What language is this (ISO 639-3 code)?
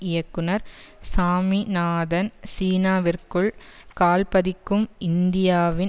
tam